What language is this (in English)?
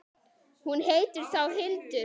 Icelandic